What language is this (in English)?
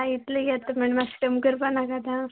Konkani